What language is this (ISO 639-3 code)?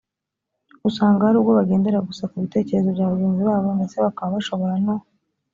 kin